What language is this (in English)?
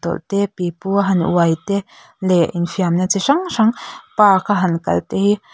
Mizo